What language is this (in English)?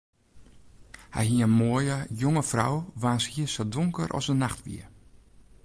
Western Frisian